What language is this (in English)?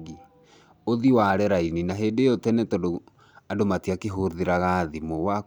Kikuyu